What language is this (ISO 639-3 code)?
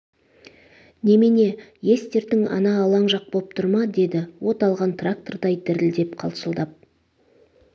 kaz